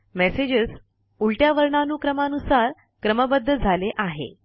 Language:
Marathi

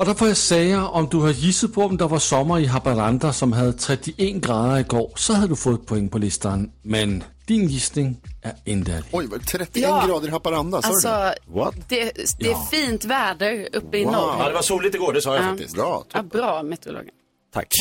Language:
Swedish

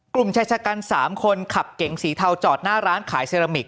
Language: Thai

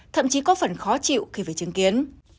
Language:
Vietnamese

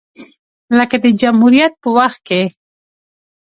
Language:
Pashto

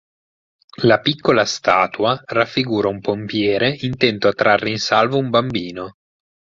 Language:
Italian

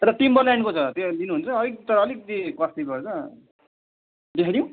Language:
Nepali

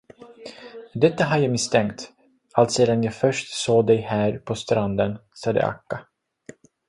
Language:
Swedish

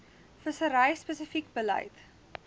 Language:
Afrikaans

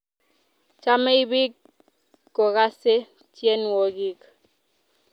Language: Kalenjin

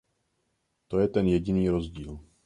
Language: Czech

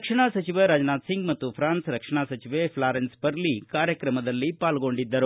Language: Kannada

